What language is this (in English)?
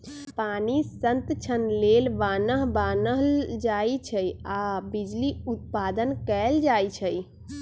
Magahi